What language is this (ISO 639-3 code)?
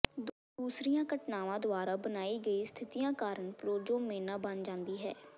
pan